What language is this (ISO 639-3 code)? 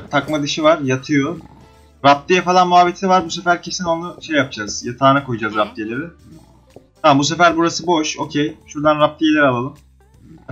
tur